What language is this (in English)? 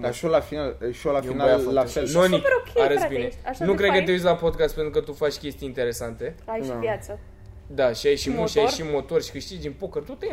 Romanian